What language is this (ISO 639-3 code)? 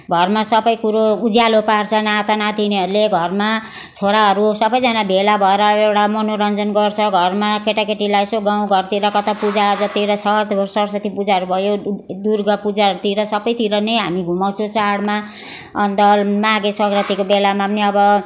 nep